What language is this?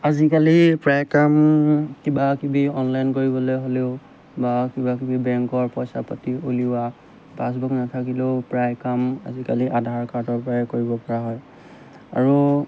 Assamese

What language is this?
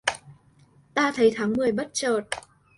Vietnamese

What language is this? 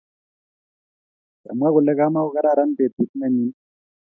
Kalenjin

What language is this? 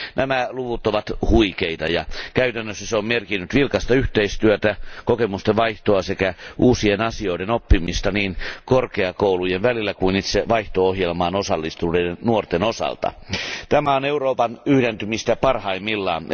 Finnish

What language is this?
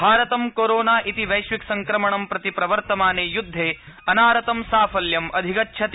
Sanskrit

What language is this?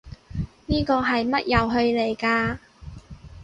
Cantonese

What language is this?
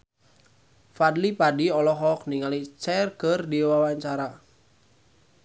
Sundanese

